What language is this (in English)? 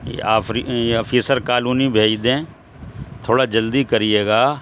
Urdu